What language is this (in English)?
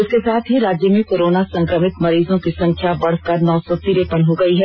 Hindi